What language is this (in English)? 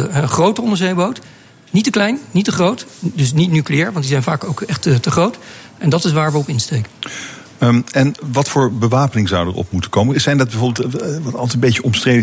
Dutch